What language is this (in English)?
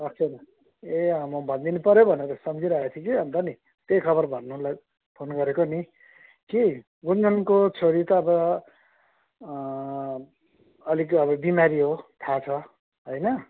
Nepali